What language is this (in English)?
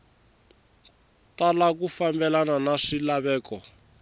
Tsonga